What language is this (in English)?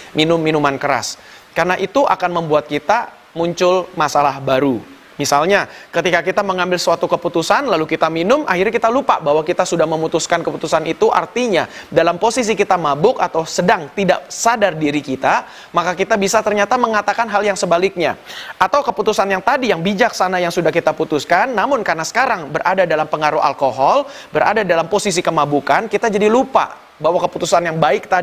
Indonesian